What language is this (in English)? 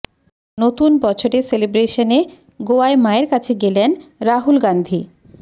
Bangla